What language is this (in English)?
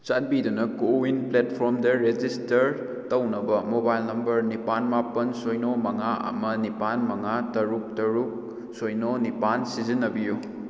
Manipuri